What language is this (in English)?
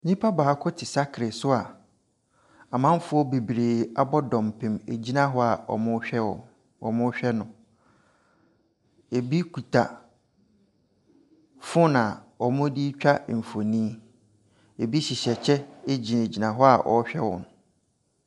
Akan